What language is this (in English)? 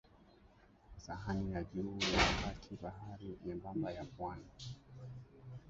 Swahili